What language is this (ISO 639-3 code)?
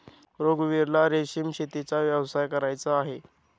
mar